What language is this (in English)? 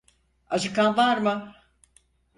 Turkish